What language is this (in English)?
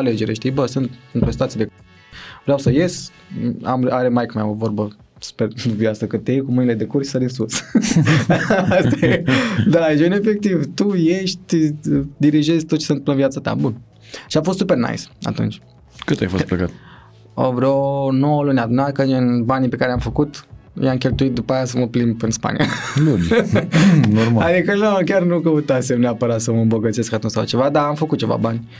Romanian